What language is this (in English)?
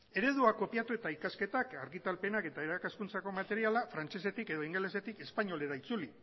Basque